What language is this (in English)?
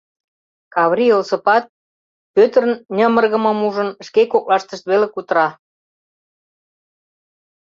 Mari